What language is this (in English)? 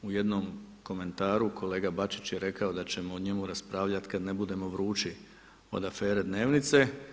Croatian